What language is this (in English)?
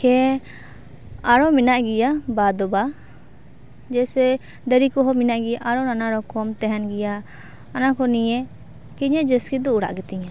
Santali